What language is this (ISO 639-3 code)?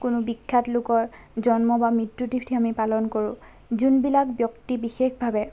asm